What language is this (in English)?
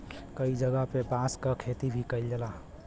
Bhojpuri